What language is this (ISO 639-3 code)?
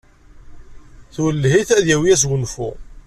kab